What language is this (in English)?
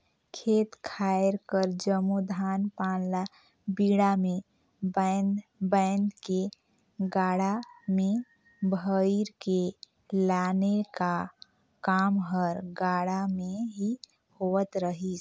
Chhattisgarhi